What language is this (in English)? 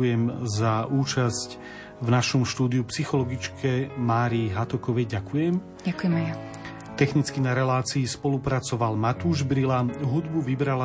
Slovak